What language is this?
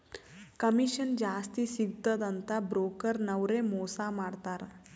Kannada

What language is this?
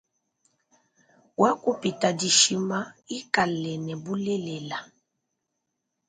Luba-Lulua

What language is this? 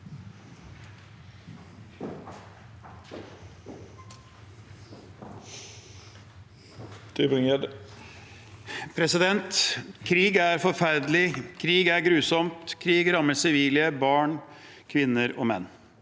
Norwegian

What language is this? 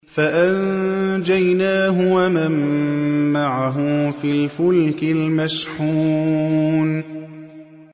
Arabic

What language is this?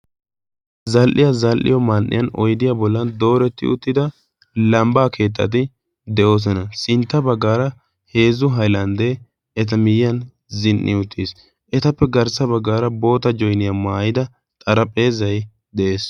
Wolaytta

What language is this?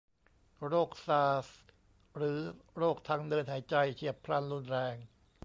Thai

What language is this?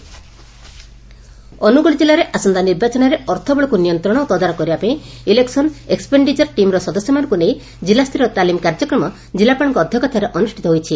Odia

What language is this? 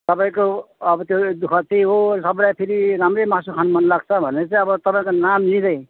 Nepali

